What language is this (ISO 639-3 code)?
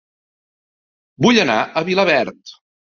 cat